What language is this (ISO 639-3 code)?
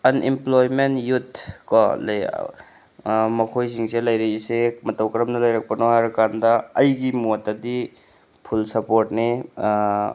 mni